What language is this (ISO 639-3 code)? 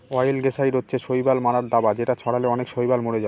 ben